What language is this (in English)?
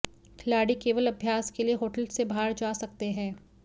Hindi